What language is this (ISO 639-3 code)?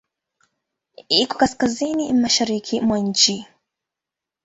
swa